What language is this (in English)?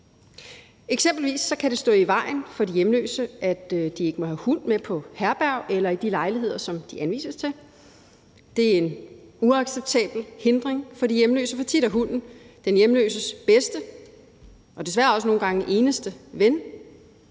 Danish